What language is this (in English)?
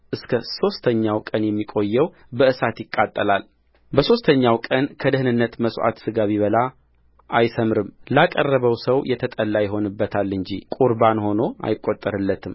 Amharic